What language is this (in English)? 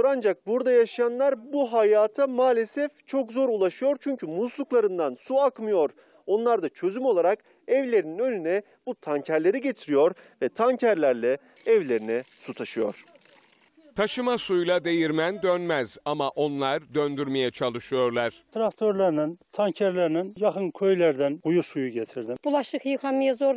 Turkish